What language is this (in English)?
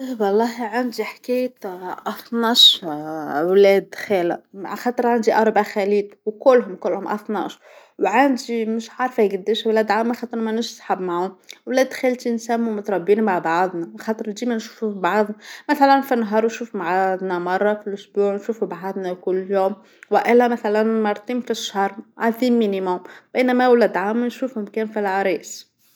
Tunisian Arabic